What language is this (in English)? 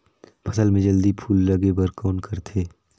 Chhattisgarhi